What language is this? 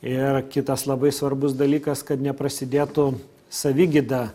Lithuanian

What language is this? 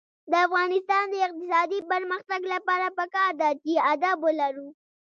Pashto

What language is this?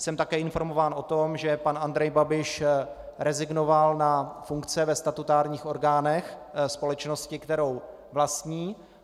Czech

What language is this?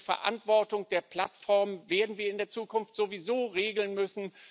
German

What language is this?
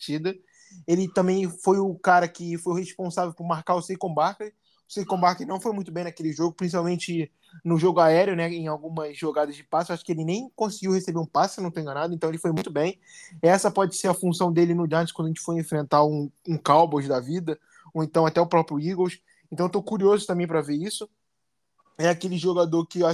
Portuguese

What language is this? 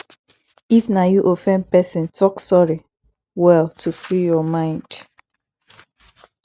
Nigerian Pidgin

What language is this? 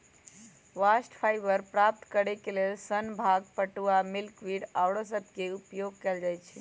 Magahi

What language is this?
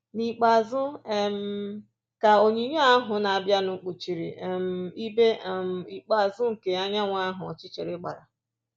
Igbo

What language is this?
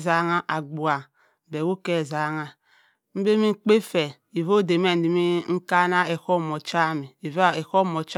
Cross River Mbembe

